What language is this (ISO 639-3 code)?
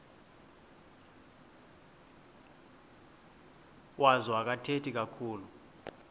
xho